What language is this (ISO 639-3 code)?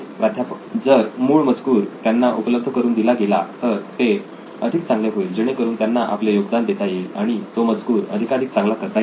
mar